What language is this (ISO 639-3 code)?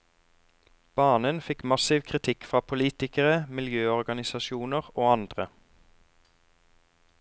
nor